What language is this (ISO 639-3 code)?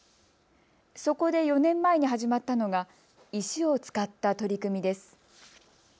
jpn